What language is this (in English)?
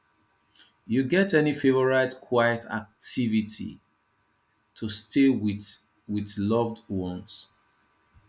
Nigerian Pidgin